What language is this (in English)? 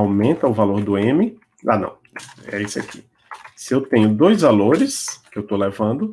Portuguese